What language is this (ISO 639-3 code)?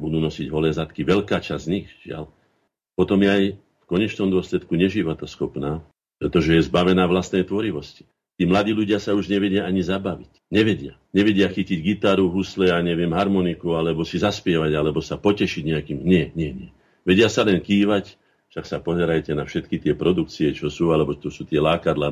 slk